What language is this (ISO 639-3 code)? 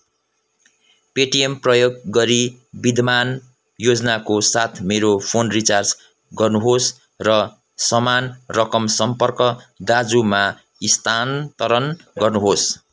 nep